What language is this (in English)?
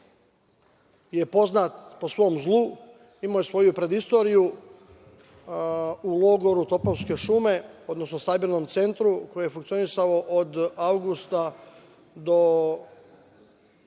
Serbian